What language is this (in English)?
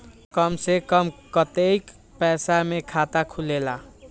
Magahi